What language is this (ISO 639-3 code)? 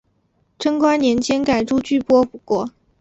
zho